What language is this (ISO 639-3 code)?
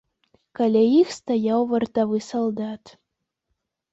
bel